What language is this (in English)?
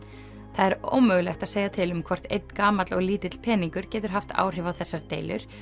Icelandic